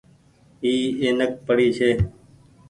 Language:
Goaria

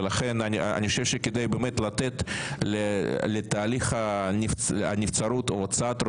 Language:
Hebrew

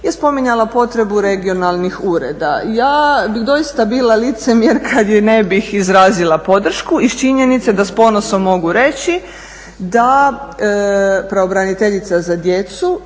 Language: Croatian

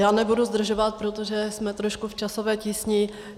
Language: Czech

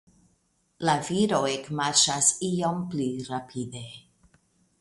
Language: Esperanto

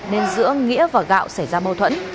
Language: Vietnamese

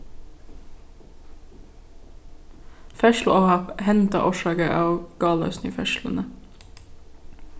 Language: Faroese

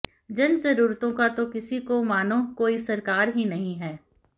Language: Hindi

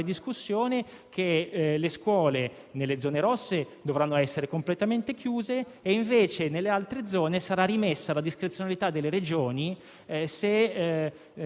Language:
Italian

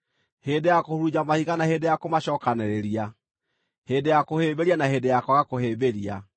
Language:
Kikuyu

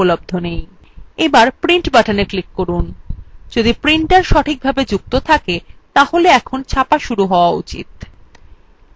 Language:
Bangla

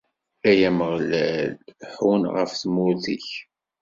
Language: Kabyle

